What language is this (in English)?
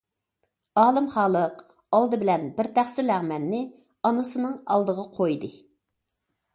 Uyghur